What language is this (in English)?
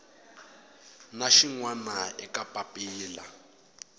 Tsonga